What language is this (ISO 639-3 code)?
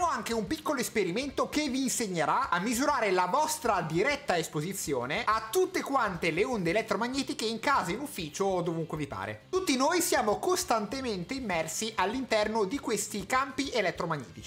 ita